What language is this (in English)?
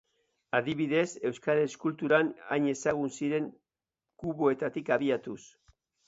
Basque